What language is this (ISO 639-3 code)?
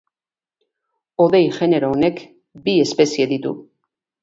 eus